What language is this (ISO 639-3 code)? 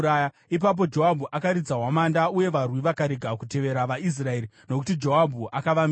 sna